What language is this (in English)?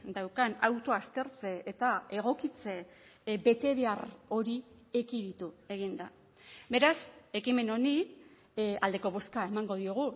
Basque